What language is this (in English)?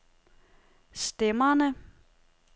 Danish